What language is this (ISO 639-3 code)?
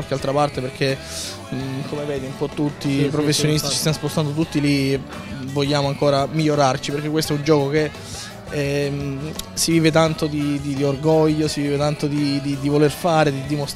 ita